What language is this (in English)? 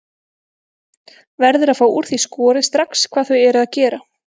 Icelandic